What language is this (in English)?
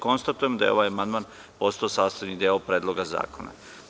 Serbian